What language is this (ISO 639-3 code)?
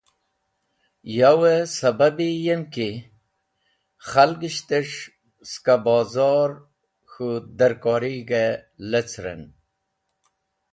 wbl